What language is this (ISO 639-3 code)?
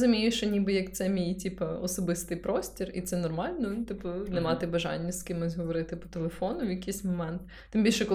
ukr